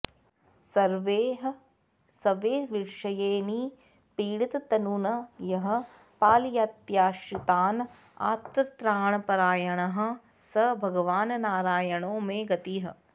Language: Sanskrit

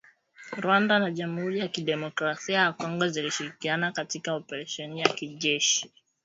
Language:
Swahili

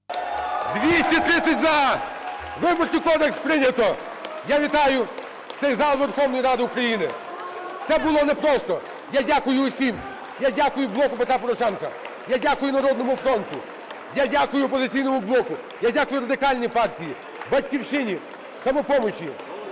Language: Ukrainian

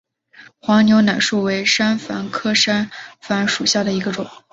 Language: Chinese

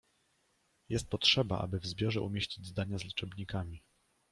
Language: Polish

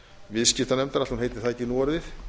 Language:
Icelandic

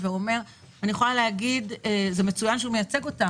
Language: Hebrew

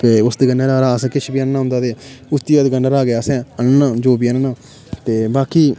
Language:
Dogri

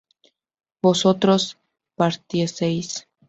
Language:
Spanish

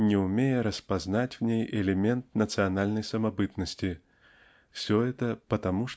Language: Russian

